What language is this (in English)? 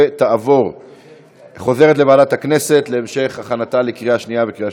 Hebrew